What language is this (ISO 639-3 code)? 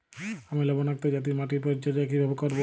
ben